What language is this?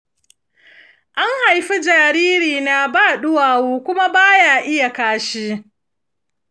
Hausa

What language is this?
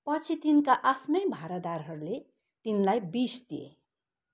Nepali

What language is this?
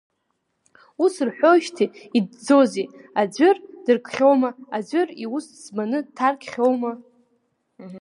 Abkhazian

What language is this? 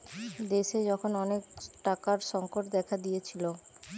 Bangla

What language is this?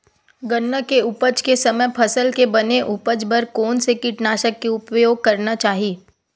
Chhattisgarhi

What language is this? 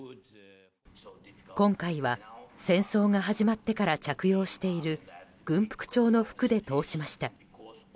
Japanese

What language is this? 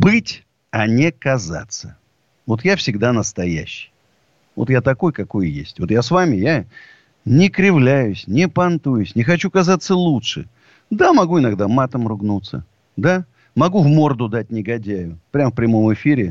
Russian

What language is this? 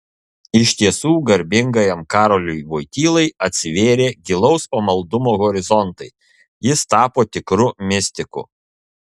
Lithuanian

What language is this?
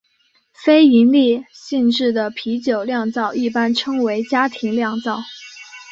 Chinese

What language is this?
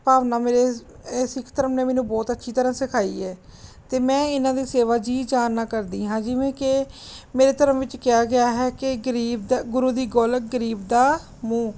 Punjabi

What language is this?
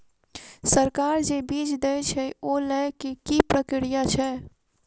Maithili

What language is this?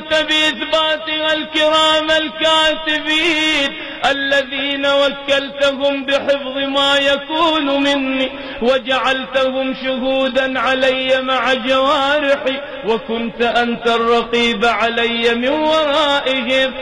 Arabic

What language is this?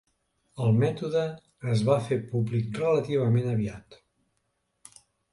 Catalan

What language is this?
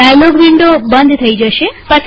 Gujarati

